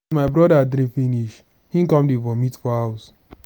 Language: Nigerian Pidgin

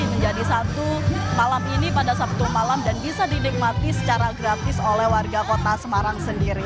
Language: Indonesian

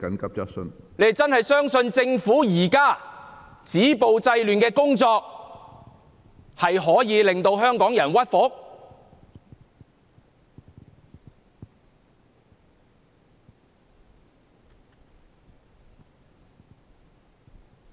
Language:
Cantonese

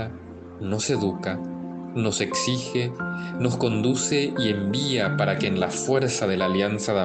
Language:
Spanish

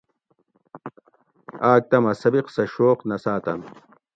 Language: Gawri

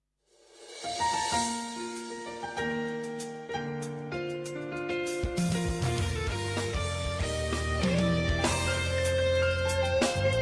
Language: Ukrainian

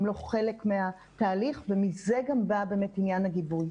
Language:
Hebrew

